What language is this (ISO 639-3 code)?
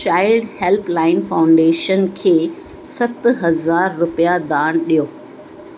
snd